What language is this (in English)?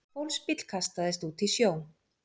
Icelandic